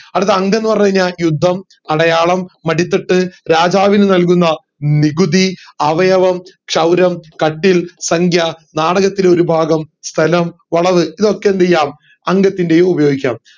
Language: Malayalam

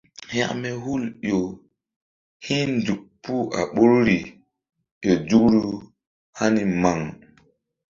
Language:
Mbum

